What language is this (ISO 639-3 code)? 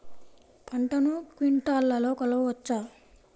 tel